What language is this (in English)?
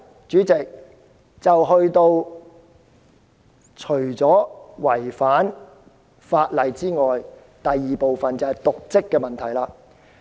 Cantonese